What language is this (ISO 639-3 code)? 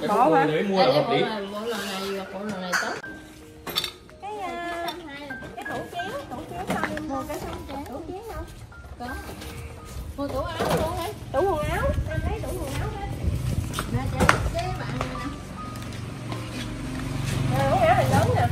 vie